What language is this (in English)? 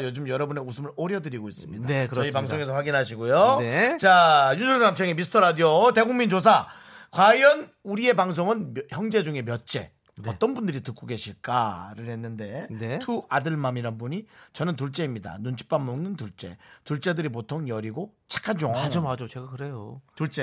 Korean